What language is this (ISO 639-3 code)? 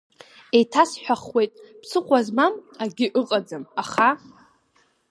abk